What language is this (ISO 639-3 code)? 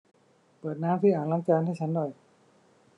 tha